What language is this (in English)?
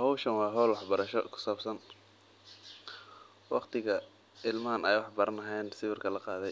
Somali